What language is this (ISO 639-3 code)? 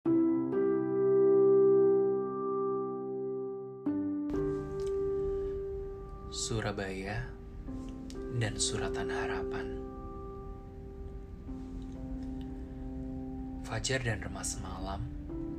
ind